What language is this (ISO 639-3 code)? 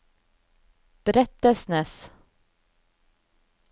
nor